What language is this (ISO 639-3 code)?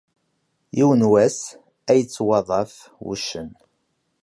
kab